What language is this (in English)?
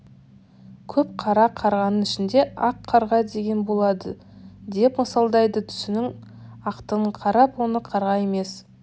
Kazakh